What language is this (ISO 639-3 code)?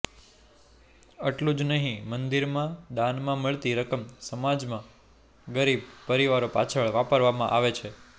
guj